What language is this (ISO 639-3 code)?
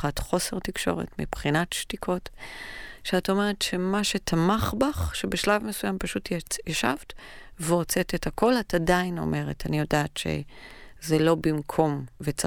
heb